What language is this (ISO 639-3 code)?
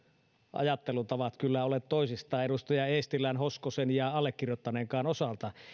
fin